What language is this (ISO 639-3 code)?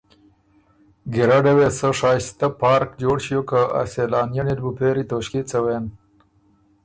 oru